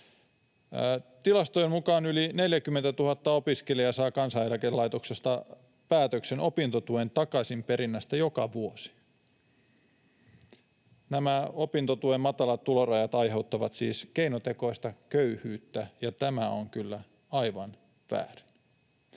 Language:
Finnish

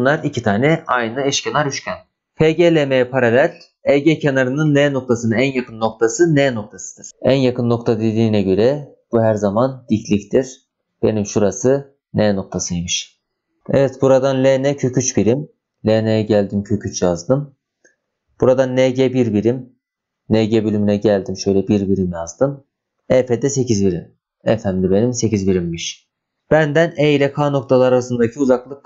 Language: Turkish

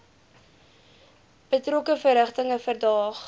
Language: Afrikaans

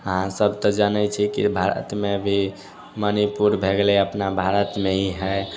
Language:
Maithili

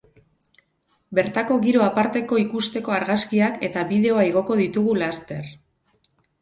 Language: Basque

